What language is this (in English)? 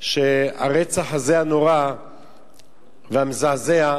Hebrew